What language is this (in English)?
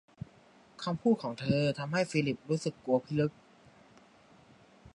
Thai